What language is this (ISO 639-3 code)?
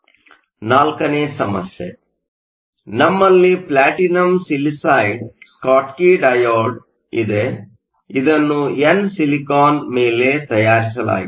kan